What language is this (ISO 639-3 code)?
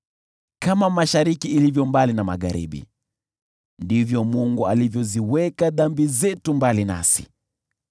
swa